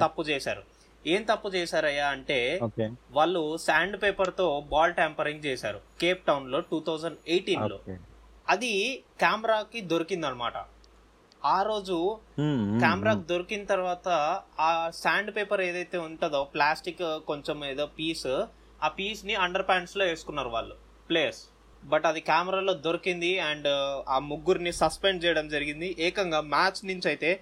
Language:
Telugu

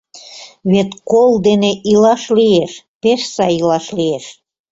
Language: Mari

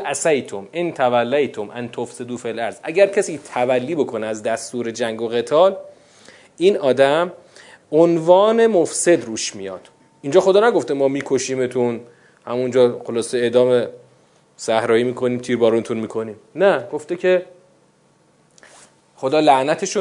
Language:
Persian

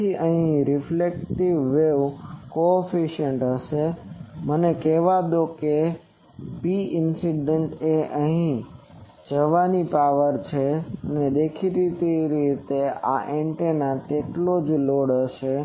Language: Gujarati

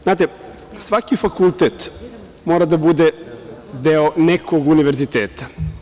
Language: Serbian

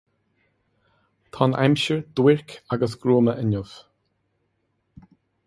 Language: Irish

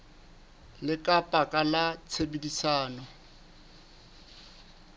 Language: Southern Sotho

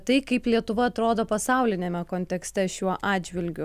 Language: Lithuanian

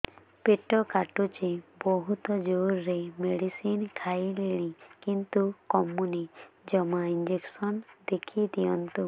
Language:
Odia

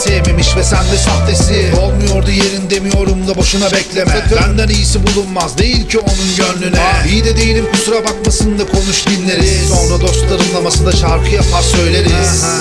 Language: Turkish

